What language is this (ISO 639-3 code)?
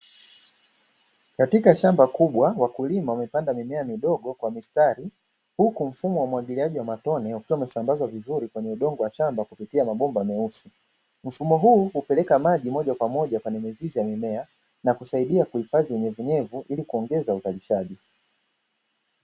swa